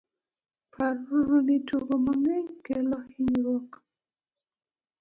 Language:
Luo (Kenya and Tanzania)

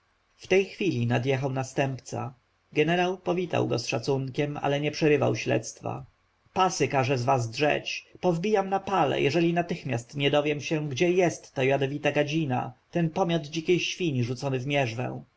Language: Polish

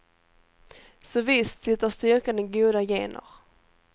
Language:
Swedish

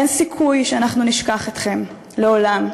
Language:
Hebrew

